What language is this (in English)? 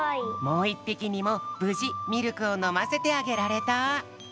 Japanese